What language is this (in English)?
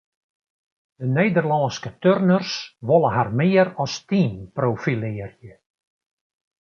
Western Frisian